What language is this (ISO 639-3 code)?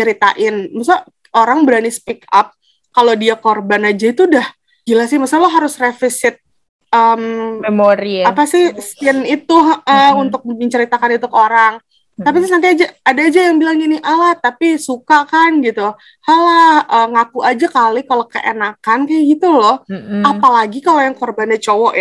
ind